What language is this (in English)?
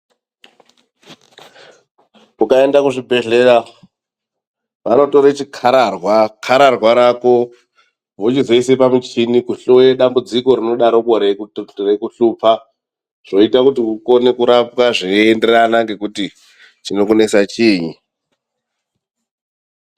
Ndau